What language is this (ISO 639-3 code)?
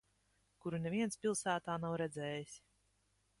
lav